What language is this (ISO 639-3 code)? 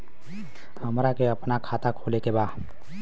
bho